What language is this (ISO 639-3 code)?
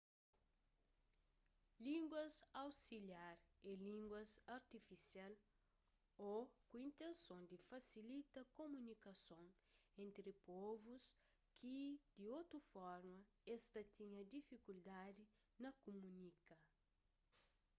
kea